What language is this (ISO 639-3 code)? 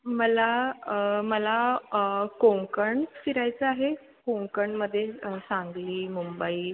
mar